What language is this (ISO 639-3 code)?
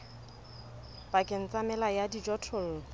sot